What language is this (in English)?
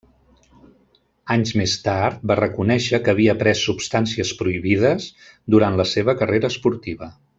Catalan